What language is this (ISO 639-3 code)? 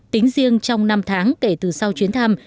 vie